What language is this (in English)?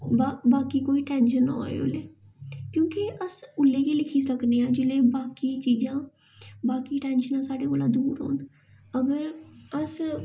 Dogri